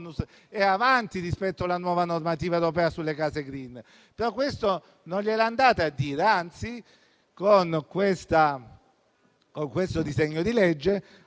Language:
Italian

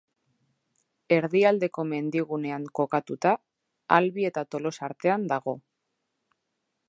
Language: Basque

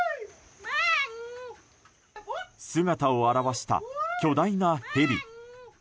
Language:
Japanese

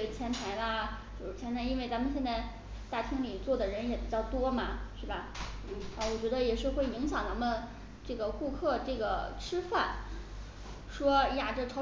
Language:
Chinese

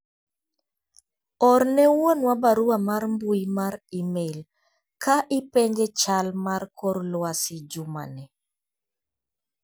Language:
Luo (Kenya and Tanzania)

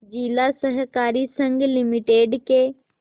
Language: Hindi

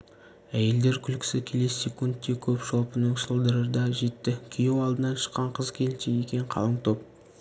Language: Kazakh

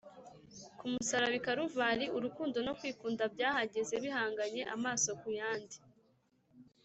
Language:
Kinyarwanda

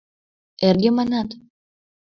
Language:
Mari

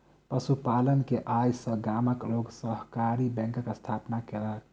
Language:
Maithili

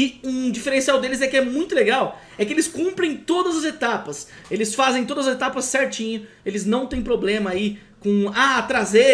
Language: Portuguese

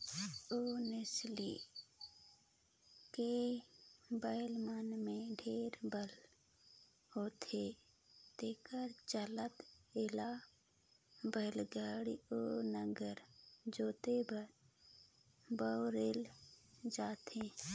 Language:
Chhattisgarhi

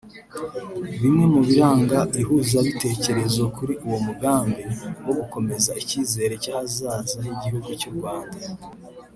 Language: Kinyarwanda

